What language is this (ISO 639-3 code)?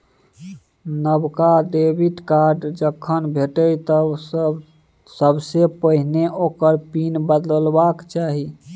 mai